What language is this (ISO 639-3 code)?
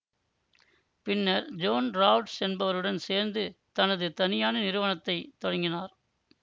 tam